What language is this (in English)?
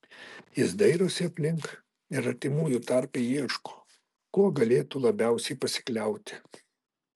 Lithuanian